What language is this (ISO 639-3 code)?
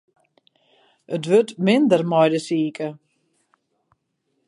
fry